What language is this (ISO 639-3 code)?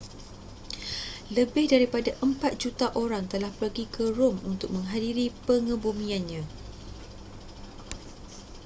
msa